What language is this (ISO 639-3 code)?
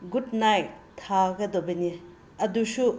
mni